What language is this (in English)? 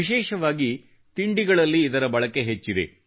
Kannada